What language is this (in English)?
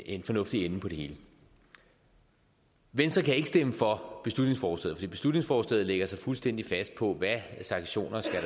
Danish